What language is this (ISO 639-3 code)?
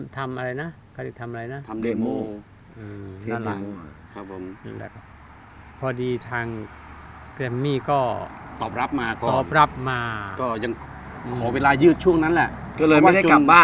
tha